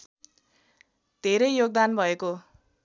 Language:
Nepali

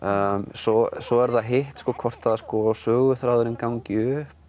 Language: Icelandic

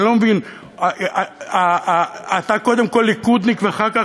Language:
Hebrew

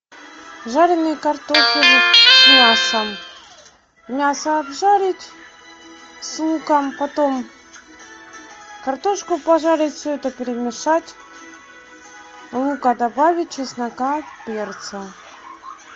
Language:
Russian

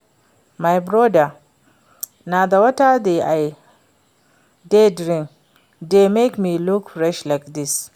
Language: Nigerian Pidgin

